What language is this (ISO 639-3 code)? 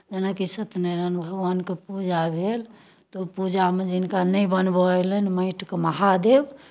mai